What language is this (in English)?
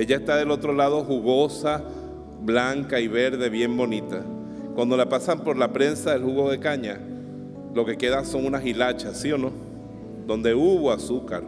Spanish